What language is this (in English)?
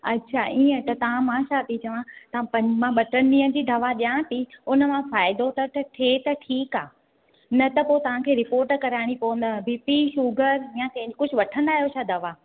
Sindhi